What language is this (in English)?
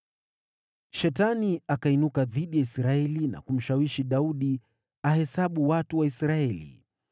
Swahili